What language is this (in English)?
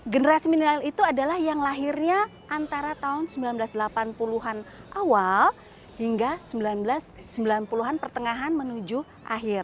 Indonesian